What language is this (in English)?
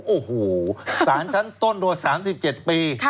Thai